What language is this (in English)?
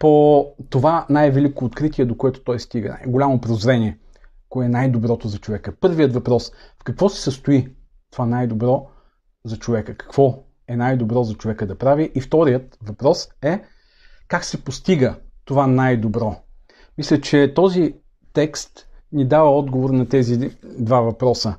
Bulgarian